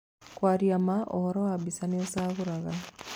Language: Kikuyu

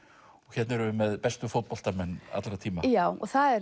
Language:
Icelandic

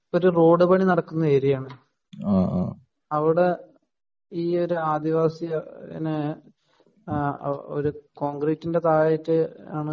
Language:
Malayalam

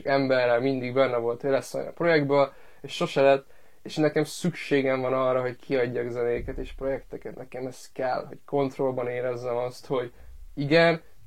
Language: Hungarian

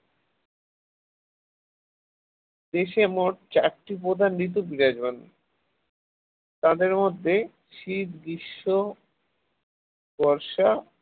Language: Bangla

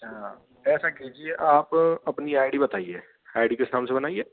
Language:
Hindi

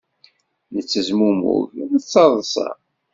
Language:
Kabyle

